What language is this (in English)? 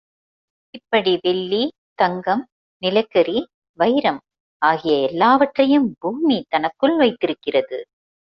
Tamil